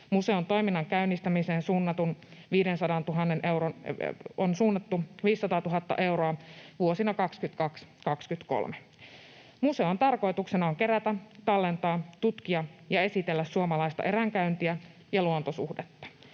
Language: Finnish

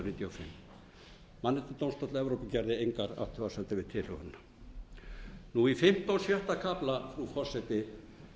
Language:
Icelandic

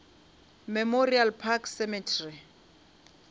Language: Northern Sotho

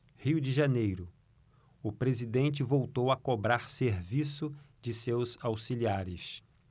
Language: Portuguese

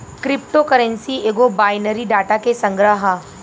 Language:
Bhojpuri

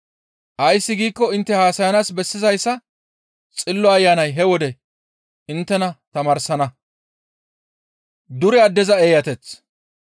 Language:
Gamo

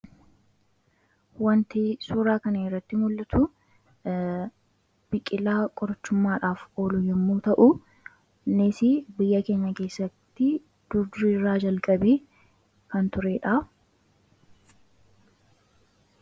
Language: Oromo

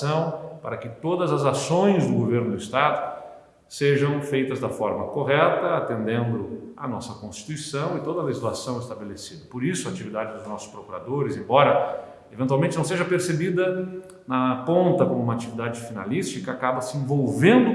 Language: Portuguese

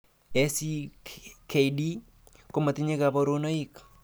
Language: Kalenjin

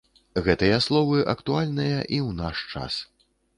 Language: Belarusian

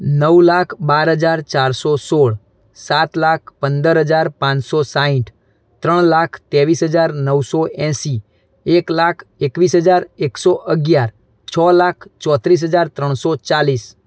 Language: Gujarati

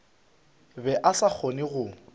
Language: Northern Sotho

